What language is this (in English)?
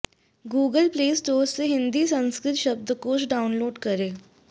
Sanskrit